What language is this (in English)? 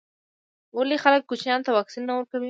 Pashto